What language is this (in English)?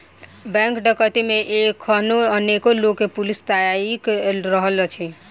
Maithili